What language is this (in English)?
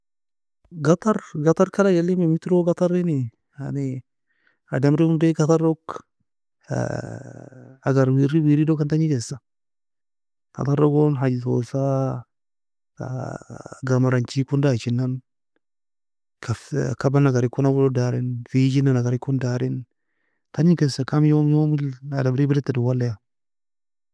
Nobiin